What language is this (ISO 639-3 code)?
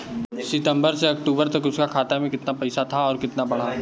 bho